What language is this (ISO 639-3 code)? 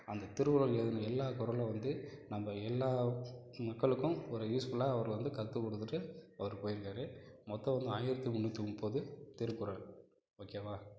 tam